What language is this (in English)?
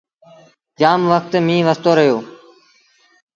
Sindhi Bhil